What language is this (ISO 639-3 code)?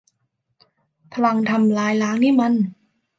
tha